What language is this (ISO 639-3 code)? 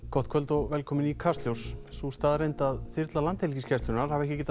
isl